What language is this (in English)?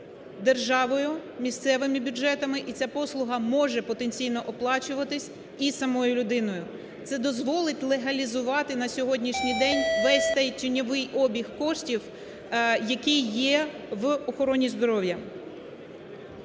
Ukrainian